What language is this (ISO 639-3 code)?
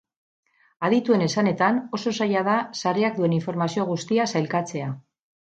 eus